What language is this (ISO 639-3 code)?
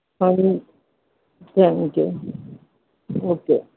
pan